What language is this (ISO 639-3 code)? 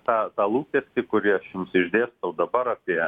lit